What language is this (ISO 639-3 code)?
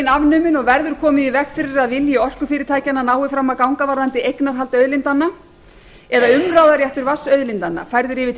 isl